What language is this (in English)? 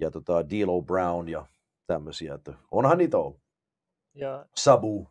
Finnish